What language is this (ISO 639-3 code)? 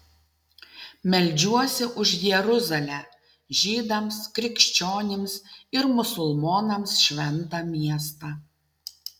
lit